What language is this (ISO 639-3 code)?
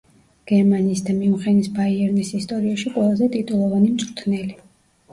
kat